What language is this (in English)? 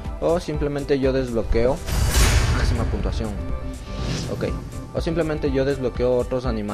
Spanish